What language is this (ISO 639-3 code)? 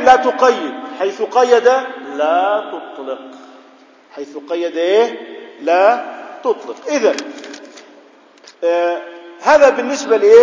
ara